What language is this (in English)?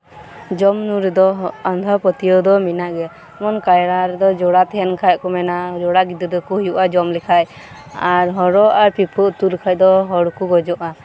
Santali